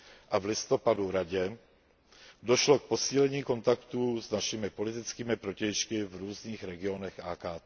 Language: Czech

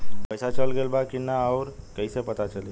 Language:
Bhojpuri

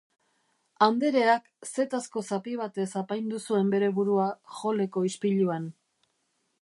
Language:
Basque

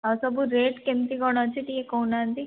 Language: Odia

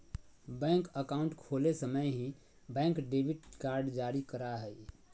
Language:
Magahi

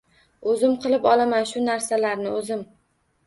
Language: Uzbek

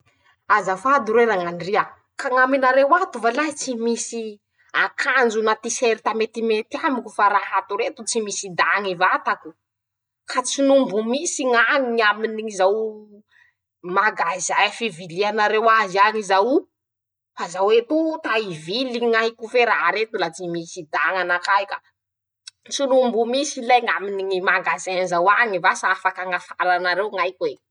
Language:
Masikoro Malagasy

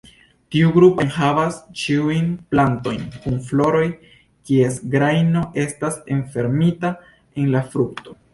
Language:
Esperanto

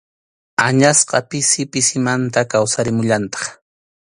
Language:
Arequipa-La Unión Quechua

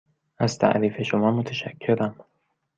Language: Persian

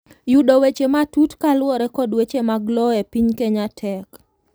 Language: Luo (Kenya and Tanzania)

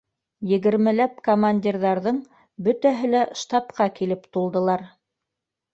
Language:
Bashkir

